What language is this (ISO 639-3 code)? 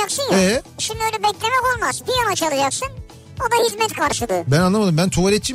tur